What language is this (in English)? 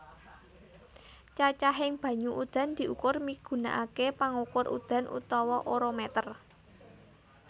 Javanese